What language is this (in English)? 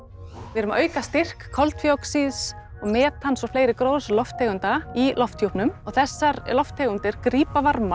Icelandic